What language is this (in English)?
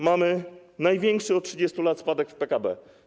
Polish